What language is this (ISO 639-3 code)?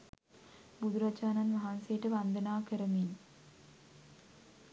sin